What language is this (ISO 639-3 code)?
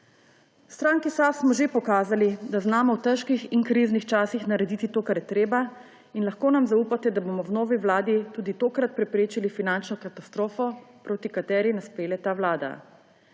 slv